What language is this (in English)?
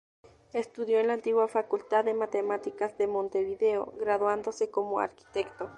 Spanish